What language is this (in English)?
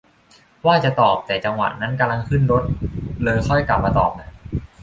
Thai